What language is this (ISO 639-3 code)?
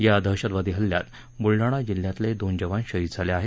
mar